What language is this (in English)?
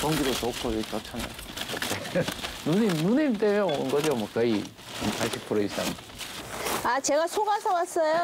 Korean